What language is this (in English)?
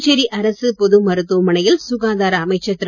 Tamil